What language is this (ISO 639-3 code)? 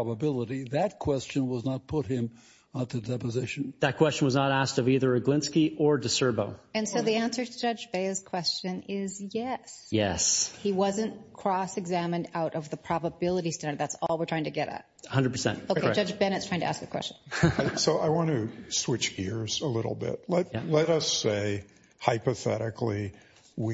eng